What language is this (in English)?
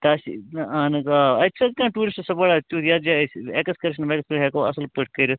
Kashmiri